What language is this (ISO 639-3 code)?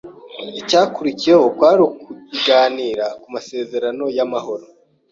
kin